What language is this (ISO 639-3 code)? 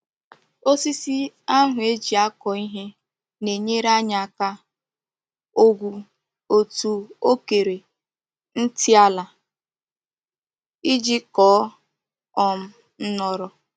ibo